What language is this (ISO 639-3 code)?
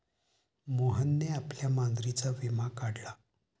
mar